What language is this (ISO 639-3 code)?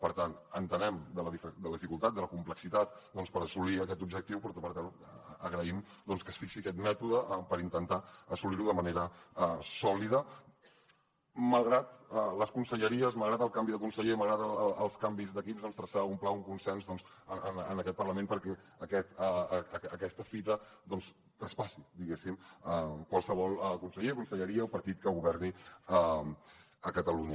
cat